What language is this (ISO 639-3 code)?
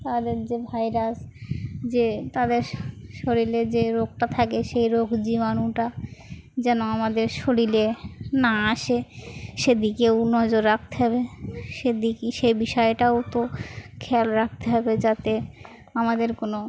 ben